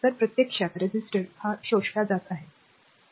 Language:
Marathi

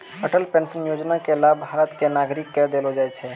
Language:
Maithili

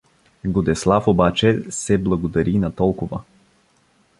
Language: Bulgarian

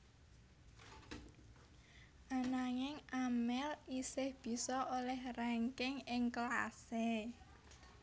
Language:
Javanese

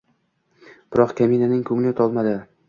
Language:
Uzbek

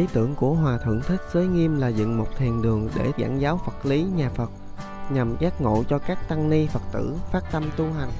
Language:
Vietnamese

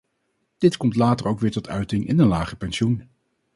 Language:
Dutch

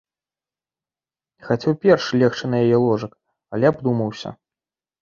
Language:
Belarusian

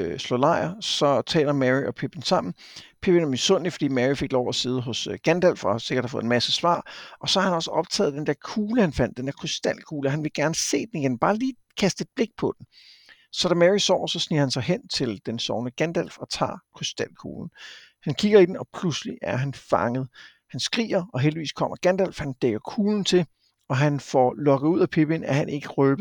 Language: Danish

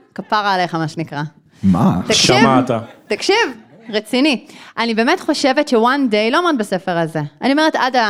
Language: Hebrew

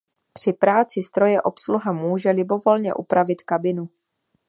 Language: Czech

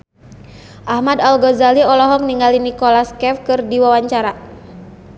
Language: Sundanese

